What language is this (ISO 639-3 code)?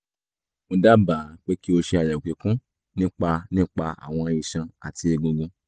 yor